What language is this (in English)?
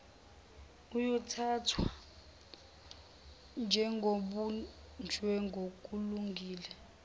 Zulu